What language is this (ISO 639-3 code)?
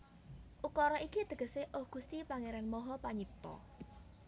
jav